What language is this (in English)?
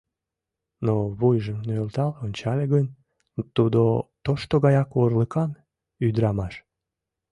Mari